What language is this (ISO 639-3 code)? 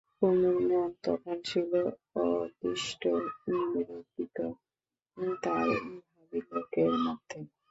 ben